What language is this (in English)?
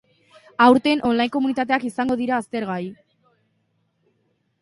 Basque